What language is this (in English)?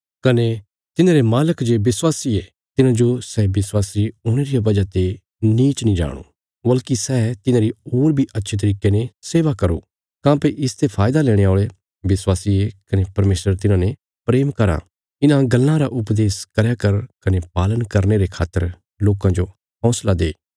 Bilaspuri